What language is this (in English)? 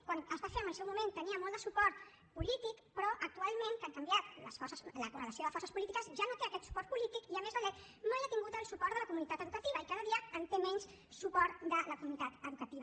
Catalan